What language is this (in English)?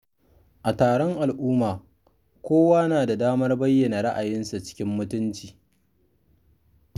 Hausa